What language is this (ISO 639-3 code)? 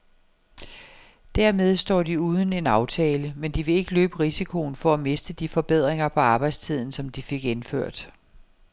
dan